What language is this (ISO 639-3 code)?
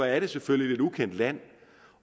dan